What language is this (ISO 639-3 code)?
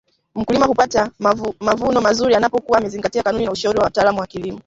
swa